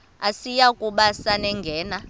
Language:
Xhosa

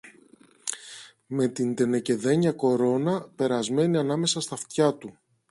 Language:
Greek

